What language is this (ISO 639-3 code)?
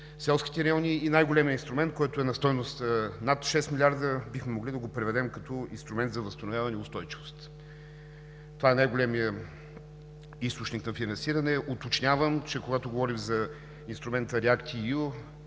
bul